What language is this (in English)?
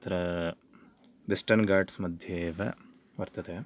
Sanskrit